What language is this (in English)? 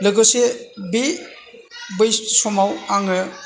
Bodo